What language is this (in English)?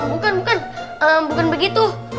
Indonesian